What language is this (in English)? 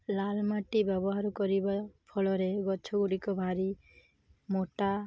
Odia